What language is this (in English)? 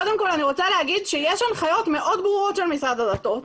Hebrew